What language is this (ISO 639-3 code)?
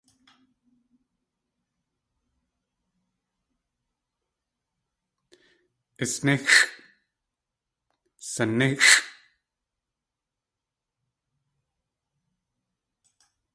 tli